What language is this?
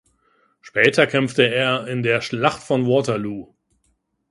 German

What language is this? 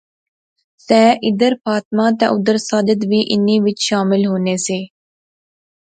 Pahari-Potwari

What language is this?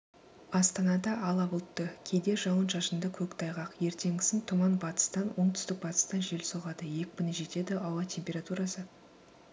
Kazakh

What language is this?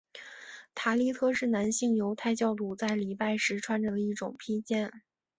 Chinese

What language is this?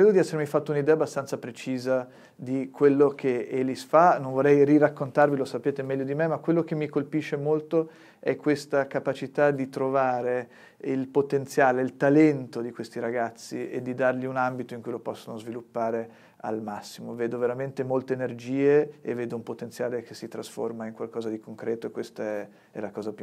Italian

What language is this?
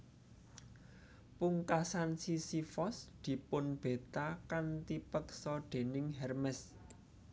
Javanese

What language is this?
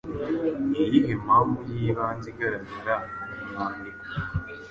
Kinyarwanda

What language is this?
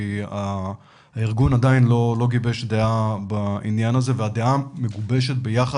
Hebrew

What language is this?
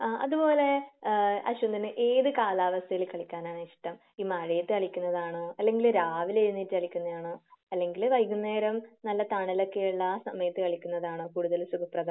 Malayalam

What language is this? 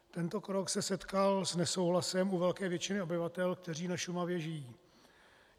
Czech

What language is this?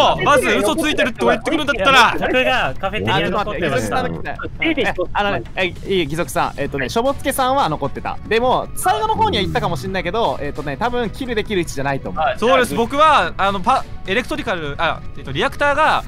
Japanese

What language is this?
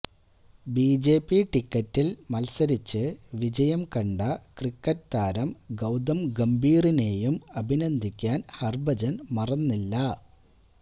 Malayalam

